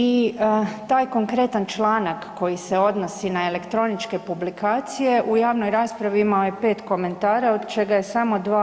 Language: Croatian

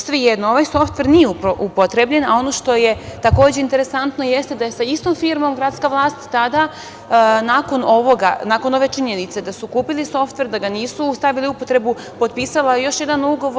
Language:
Serbian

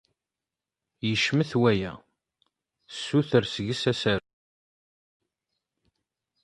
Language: Kabyle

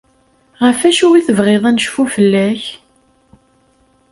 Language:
Kabyle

